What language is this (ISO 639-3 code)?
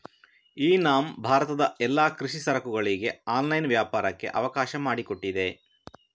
kan